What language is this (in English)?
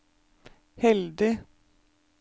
Norwegian